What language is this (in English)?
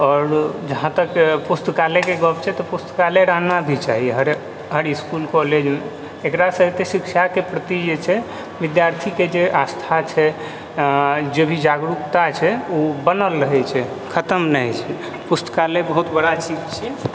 Maithili